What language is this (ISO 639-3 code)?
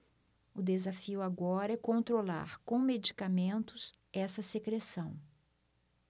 por